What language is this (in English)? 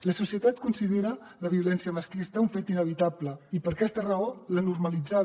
Catalan